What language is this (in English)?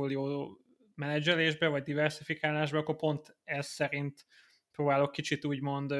Hungarian